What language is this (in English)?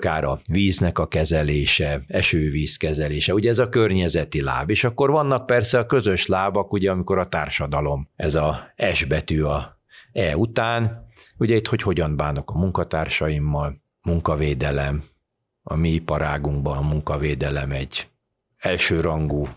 Hungarian